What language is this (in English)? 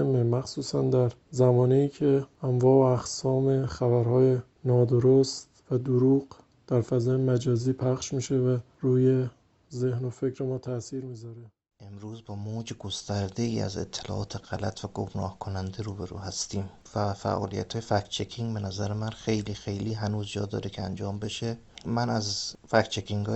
Persian